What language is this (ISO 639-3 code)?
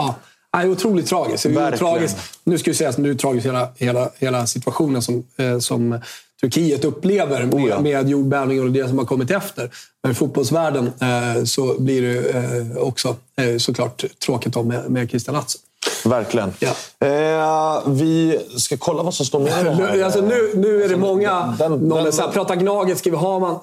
swe